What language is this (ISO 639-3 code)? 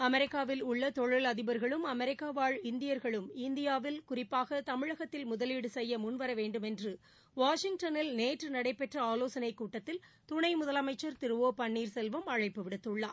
tam